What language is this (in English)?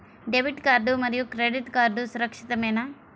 Telugu